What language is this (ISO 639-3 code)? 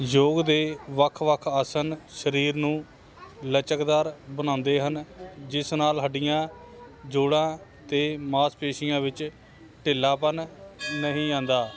pan